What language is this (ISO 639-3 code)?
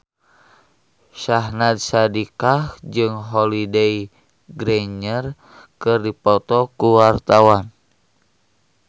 sun